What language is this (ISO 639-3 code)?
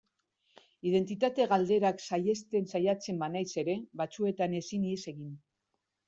eus